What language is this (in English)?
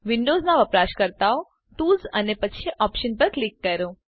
Gujarati